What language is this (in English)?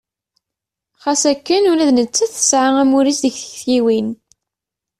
Kabyle